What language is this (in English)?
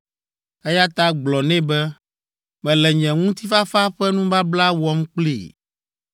Ewe